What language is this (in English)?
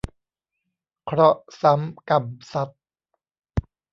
Thai